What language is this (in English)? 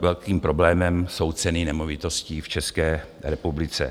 Czech